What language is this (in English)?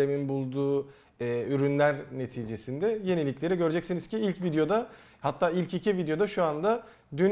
Turkish